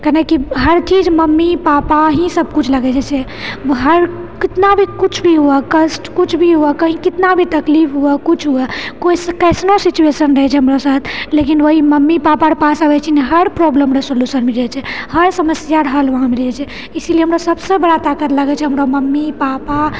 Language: Maithili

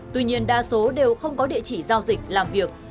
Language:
Vietnamese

